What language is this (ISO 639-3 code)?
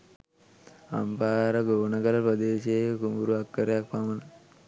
sin